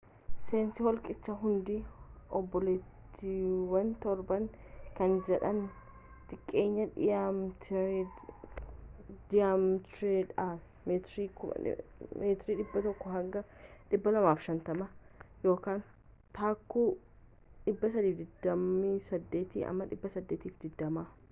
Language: Oromo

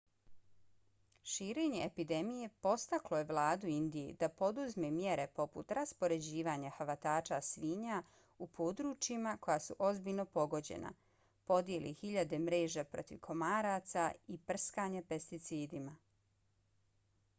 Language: Bosnian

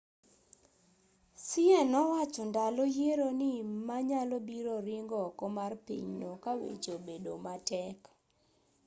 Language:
Luo (Kenya and Tanzania)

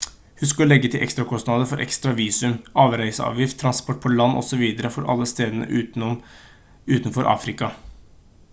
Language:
Norwegian Bokmål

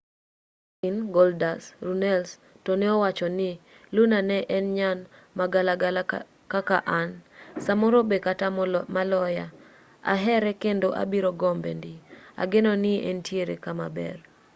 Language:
Luo (Kenya and Tanzania)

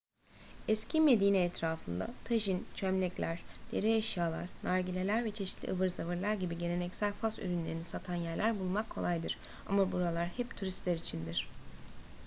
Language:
Turkish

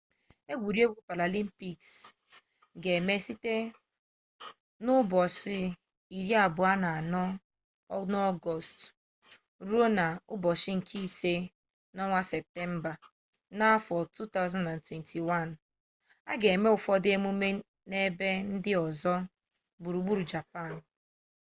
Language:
Igbo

